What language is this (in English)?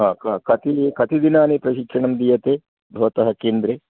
Sanskrit